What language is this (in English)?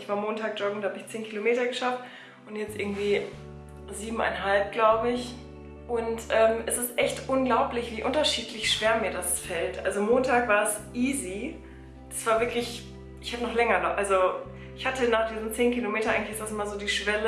German